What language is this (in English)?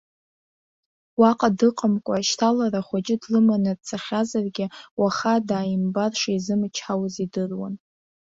Abkhazian